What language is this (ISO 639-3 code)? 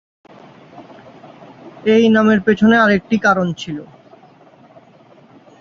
ben